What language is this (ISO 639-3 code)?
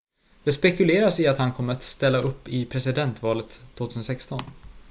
swe